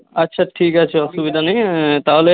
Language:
Bangla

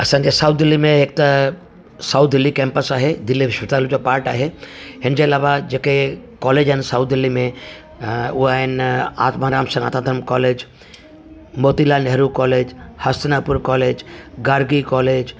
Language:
Sindhi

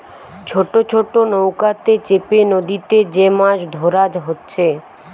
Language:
Bangla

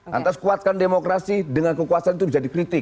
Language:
Indonesian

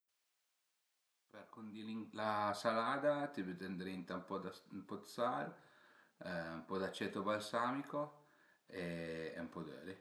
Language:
Piedmontese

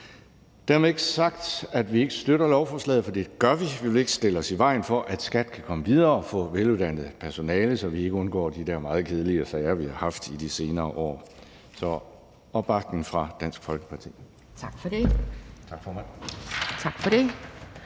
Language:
Danish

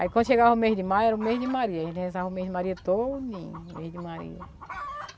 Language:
Portuguese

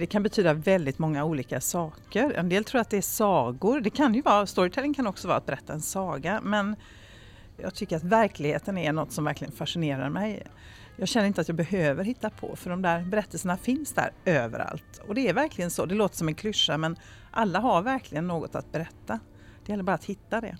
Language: Swedish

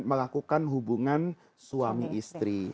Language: Indonesian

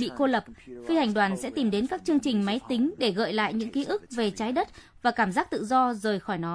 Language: Vietnamese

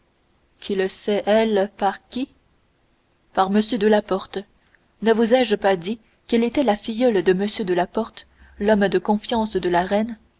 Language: French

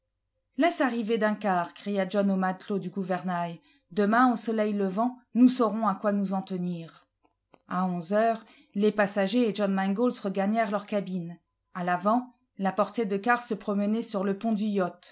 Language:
French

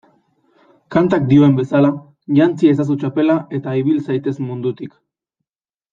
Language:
Basque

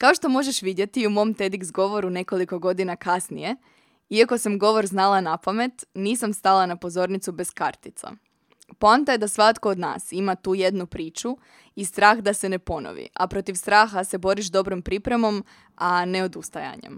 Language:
Croatian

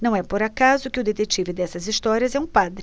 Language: Portuguese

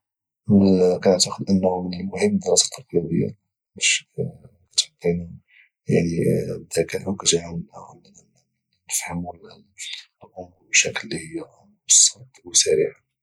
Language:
Moroccan Arabic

